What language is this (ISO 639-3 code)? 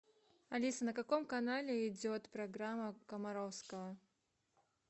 rus